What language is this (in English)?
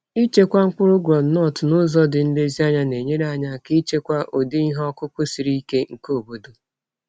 Igbo